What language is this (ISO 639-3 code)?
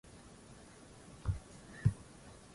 swa